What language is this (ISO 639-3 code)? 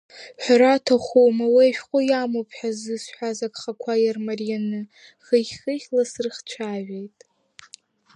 abk